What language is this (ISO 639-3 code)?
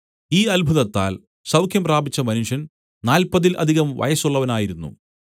mal